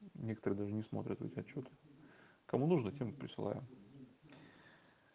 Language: Russian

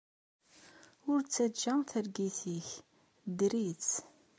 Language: Kabyle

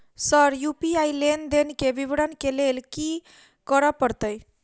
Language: Maithili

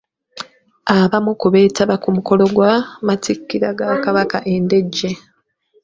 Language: Ganda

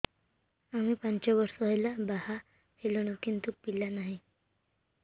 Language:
Odia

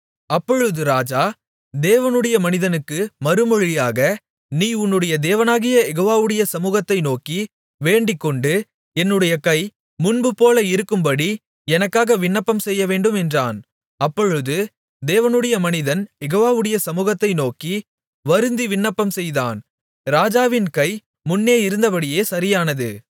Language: Tamil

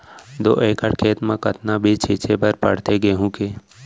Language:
Chhattisgarhi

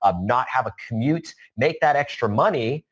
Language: English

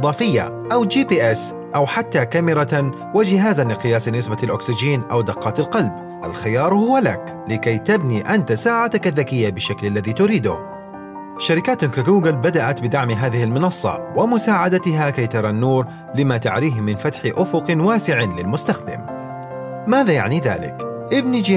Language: Arabic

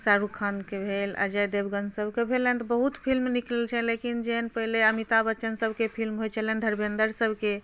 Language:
Maithili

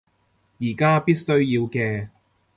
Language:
Cantonese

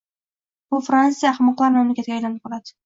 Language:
Uzbek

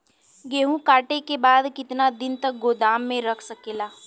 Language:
Bhojpuri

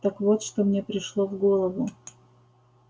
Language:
Russian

